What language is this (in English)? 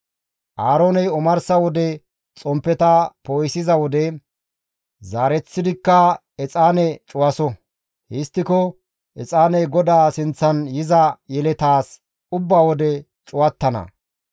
Gamo